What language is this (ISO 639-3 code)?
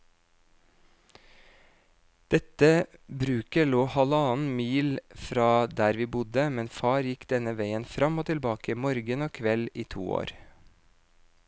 nor